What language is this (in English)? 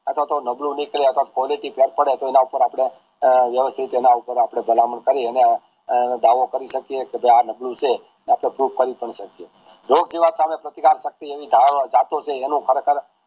Gujarati